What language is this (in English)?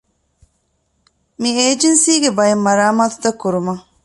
Divehi